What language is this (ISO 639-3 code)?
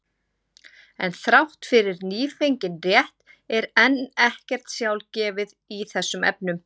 isl